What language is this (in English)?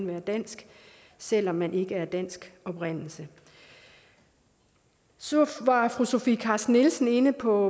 Danish